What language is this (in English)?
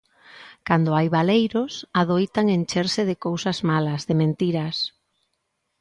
Galician